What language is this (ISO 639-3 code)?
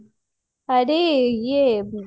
ori